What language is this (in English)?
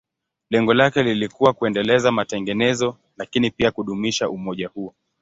Swahili